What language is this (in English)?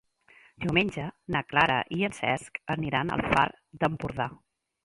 Catalan